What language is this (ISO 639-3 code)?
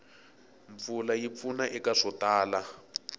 tso